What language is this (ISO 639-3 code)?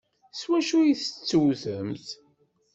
kab